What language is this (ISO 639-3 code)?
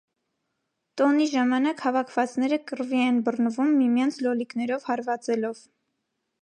hye